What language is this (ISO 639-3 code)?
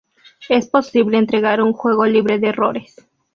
spa